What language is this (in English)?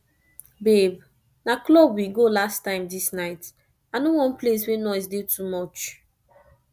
Nigerian Pidgin